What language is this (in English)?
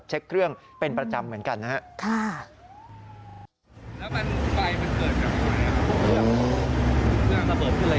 Thai